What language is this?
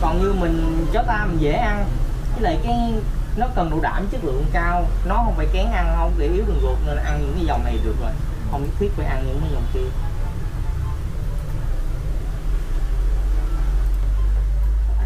Vietnamese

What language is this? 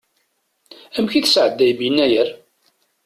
Kabyle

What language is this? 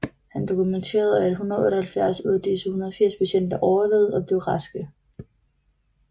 Danish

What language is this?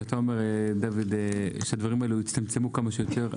Hebrew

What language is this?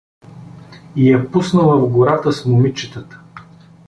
Bulgarian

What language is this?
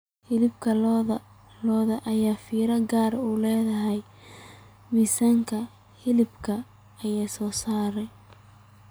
Somali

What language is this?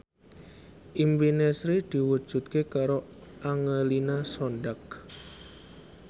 Javanese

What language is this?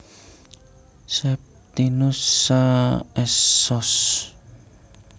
Javanese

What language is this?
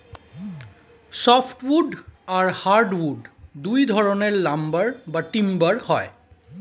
Bangla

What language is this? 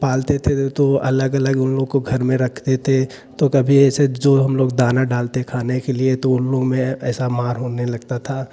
Hindi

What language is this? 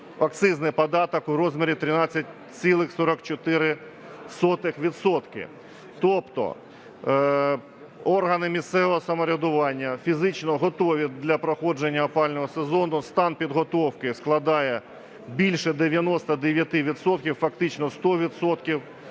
Ukrainian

